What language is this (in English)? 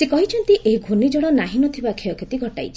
Odia